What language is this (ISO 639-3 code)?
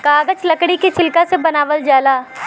bho